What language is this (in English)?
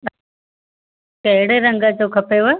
Sindhi